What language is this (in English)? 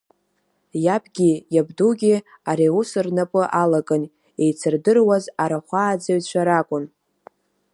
Abkhazian